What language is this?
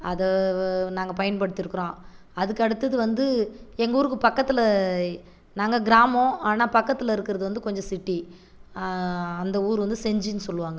Tamil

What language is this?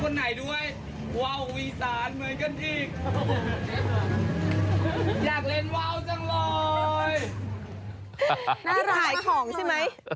Thai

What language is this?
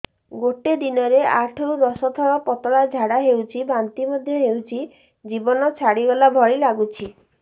Odia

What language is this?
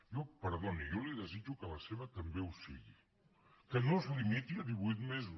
Catalan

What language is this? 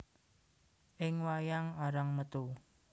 Javanese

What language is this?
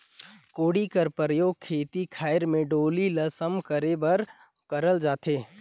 Chhattisgarhi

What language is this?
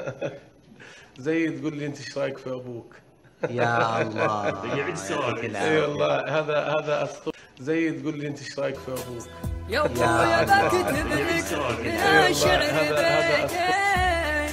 Arabic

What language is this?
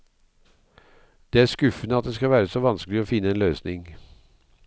Norwegian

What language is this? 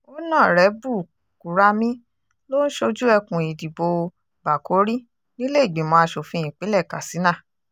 Yoruba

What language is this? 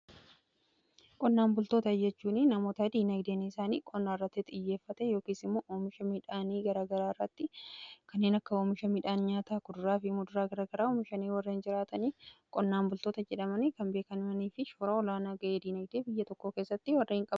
Oromo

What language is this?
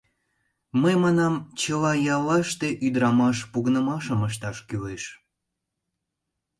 Mari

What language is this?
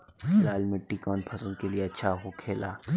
Bhojpuri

